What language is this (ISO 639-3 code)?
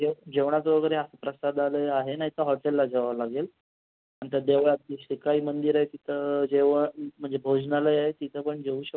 mar